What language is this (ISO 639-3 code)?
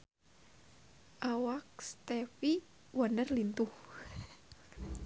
sun